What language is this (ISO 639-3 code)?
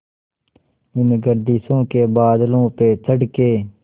hin